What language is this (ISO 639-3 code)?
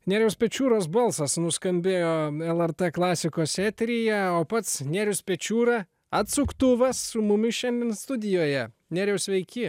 lit